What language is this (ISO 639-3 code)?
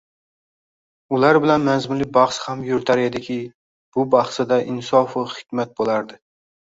uzb